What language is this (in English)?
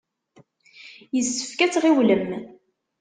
Kabyle